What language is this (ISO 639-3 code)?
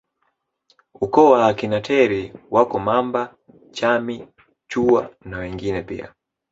swa